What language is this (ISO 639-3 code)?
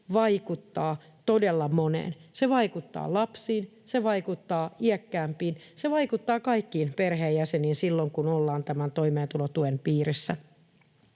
fin